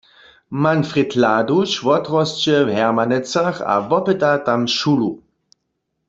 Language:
Upper Sorbian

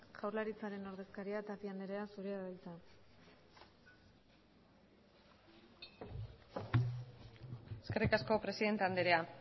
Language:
Basque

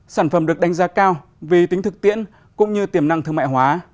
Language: Vietnamese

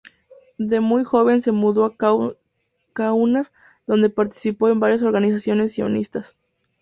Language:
Spanish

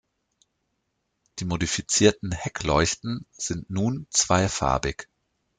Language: German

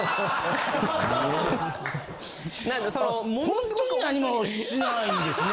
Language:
Japanese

